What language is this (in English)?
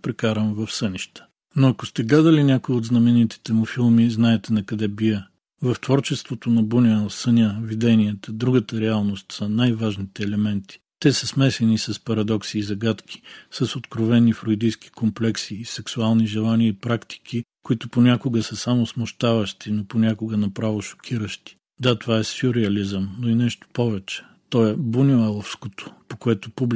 Bulgarian